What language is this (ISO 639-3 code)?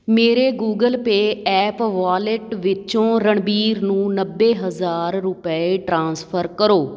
pan